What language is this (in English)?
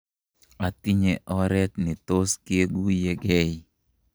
Kalenjin